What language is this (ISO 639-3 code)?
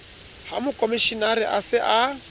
sot